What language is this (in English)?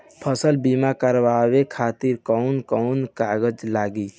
Bhojpuri